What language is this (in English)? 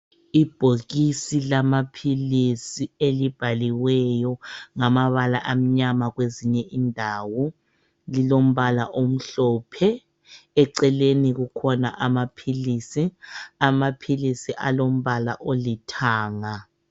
North Ndebele